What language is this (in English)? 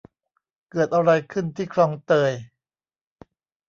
Thai